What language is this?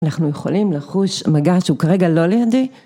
Hebrew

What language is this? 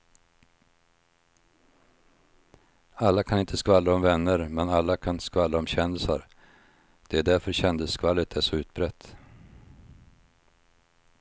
Swedish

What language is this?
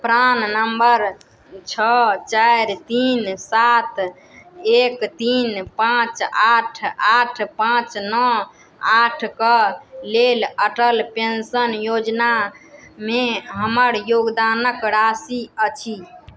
Maithili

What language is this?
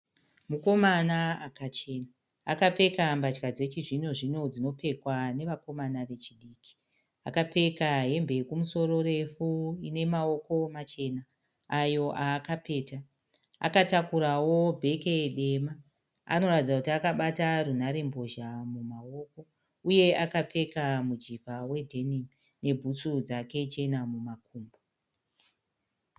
Shona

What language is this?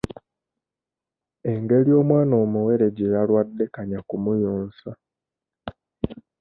Ganda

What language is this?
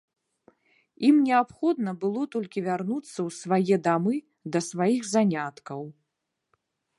Belarusian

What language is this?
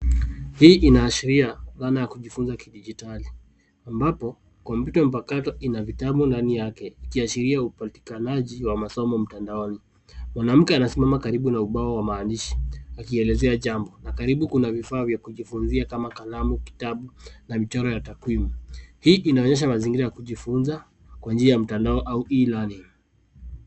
Swahili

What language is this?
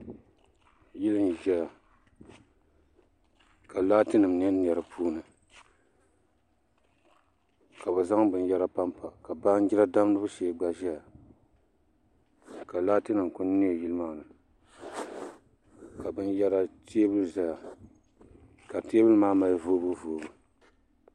Dagbani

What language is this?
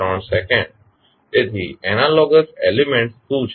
Gujarati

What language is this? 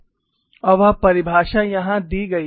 Hindi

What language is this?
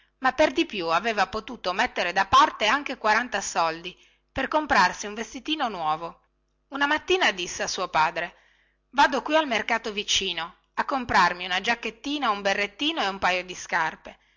Italian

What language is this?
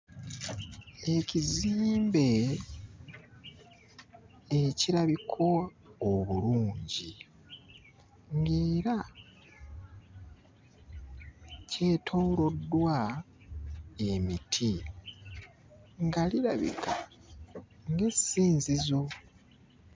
Ganda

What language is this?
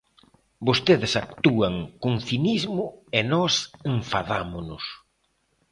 Galician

